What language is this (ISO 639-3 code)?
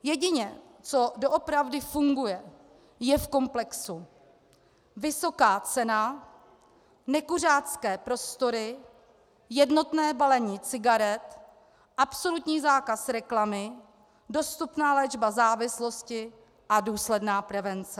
ces